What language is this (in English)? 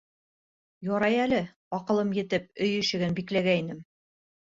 Bashkir